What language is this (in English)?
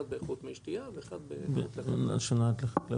Hebrew